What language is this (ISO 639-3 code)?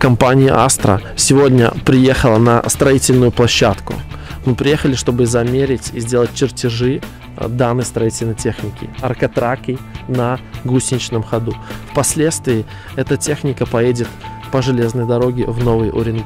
rus